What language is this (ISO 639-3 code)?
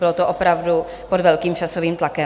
ces